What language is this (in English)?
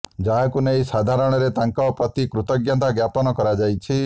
Odia